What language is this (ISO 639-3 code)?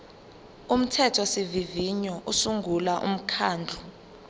zul